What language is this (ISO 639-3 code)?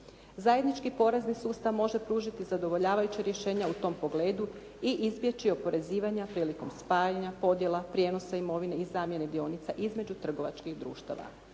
hrv